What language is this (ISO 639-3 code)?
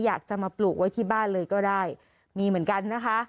tha